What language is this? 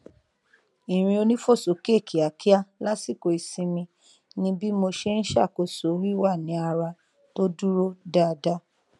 Yoruba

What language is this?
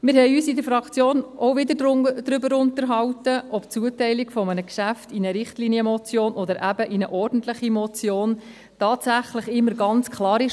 Swiss German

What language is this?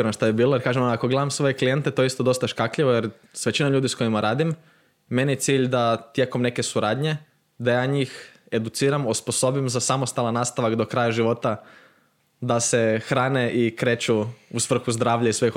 Croatian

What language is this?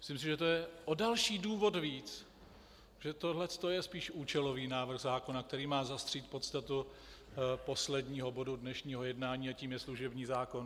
Czech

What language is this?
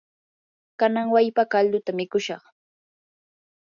Yanahuanca Pasco Quechua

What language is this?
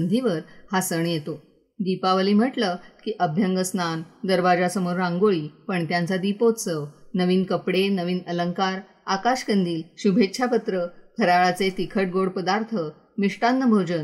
Marathi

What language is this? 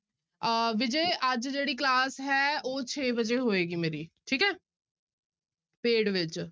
Punjabi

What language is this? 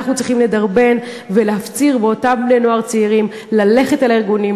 Hebrew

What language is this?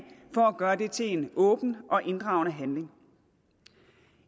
Danish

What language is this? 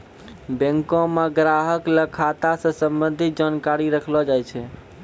Maithili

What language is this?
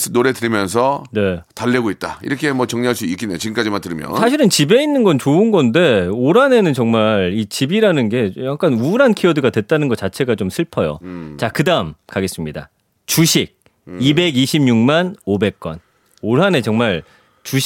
Korean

